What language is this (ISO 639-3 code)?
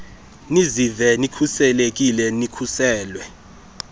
xho